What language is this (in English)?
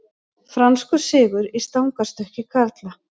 Icelandic